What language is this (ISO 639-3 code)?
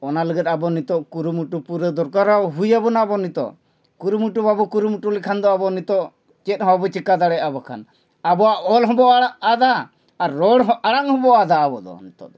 sat